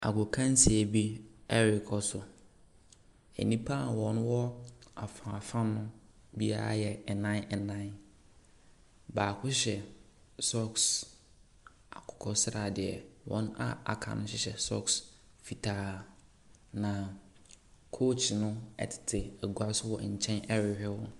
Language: Akan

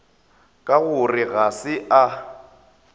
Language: Northern Sotho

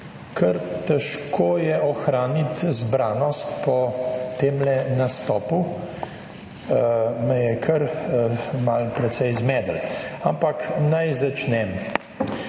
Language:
Slovenian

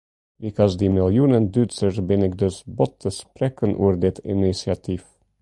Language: Western Frisian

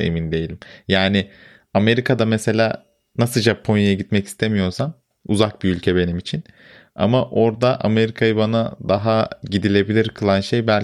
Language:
Turkish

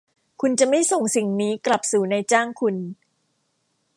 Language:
Thai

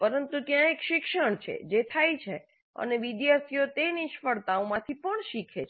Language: Gujarati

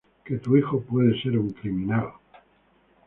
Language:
Spanish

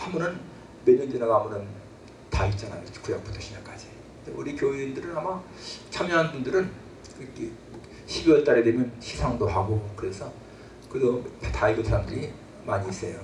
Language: Korean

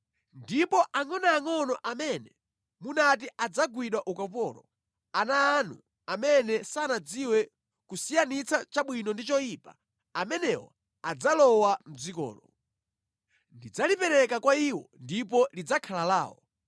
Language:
Nyanja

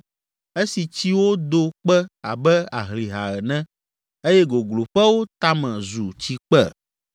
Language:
Ewe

